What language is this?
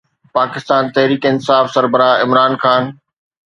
Sindhi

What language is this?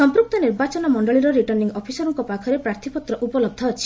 Odia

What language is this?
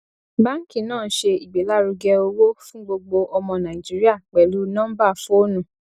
Yoruba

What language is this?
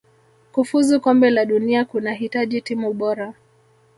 Swahili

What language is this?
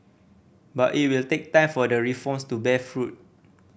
English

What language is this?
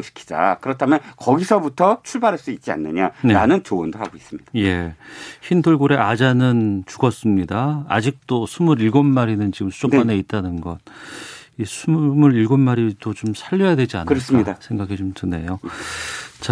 Korean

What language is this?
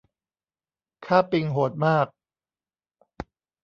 Thai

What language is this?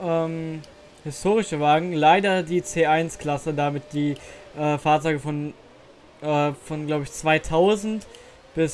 German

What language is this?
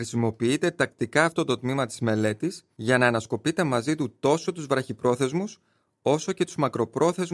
Greek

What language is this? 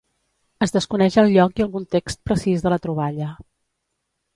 Catalan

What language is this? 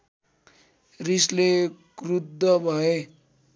Nepali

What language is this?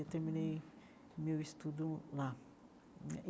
Portuguese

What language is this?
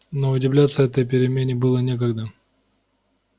Russian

